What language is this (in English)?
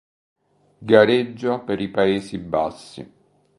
Italian